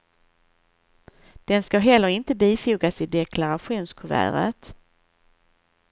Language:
Swedish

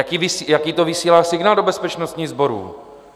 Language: Czech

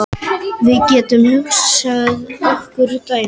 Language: Icelandic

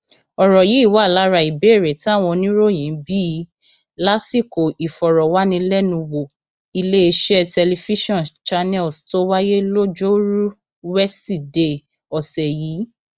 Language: Yoruba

